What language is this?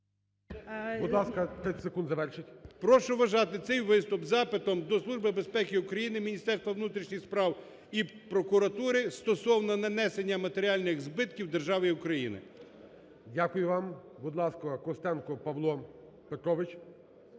Ukrainian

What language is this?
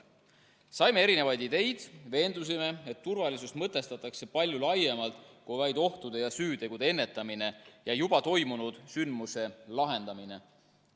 Estonian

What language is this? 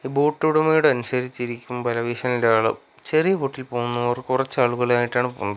Malayalam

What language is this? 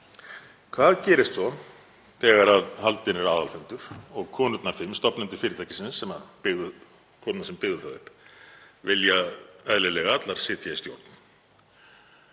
Icelandic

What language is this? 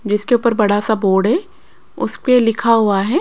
Hindi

